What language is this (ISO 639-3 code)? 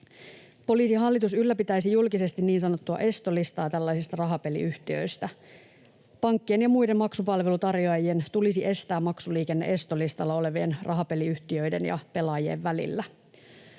fin